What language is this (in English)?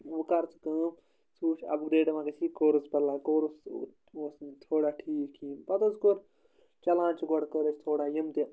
Kashmiri